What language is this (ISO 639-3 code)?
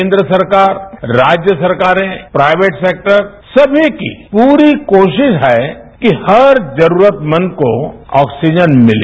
hin